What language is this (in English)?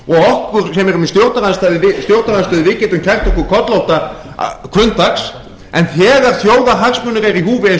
Icelandic